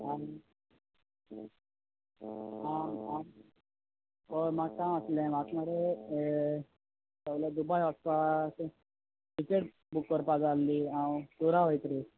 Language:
Konkani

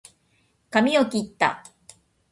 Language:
Japanese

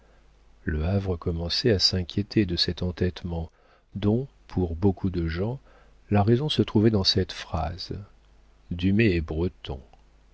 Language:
French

